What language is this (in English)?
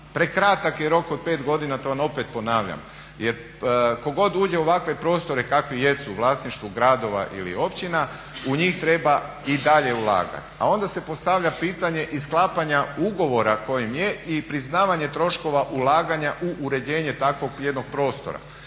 Croatian